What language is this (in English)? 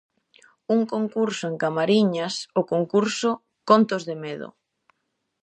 Galician